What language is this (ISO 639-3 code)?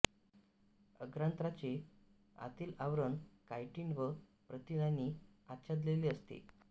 mar